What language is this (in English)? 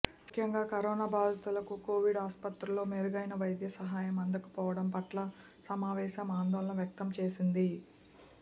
Telugu